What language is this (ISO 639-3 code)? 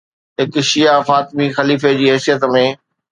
snd